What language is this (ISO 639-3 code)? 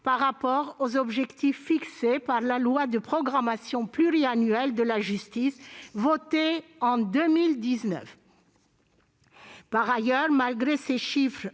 fra